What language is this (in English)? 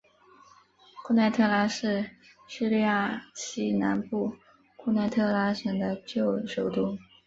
Chinese